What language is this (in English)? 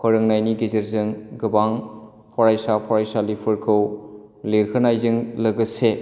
Bodo